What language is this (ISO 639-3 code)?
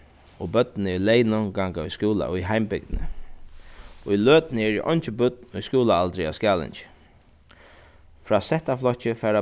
fao